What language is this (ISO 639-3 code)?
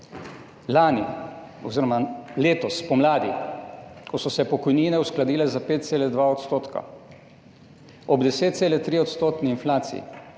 slv